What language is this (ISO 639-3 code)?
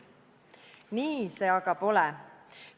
est